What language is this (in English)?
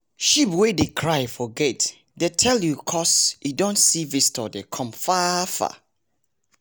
Nigerian Pidgin